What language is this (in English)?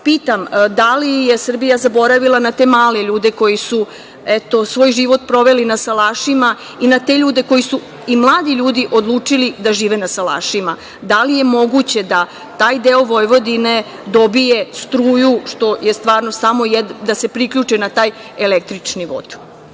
Serbian